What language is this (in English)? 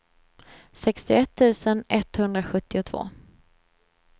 Swedish